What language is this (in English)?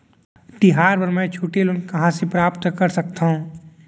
Chhattisgarhi